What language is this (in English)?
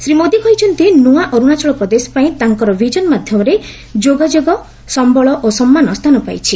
Odia